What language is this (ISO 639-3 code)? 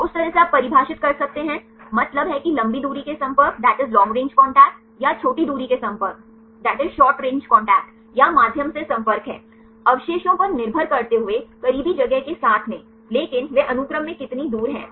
hin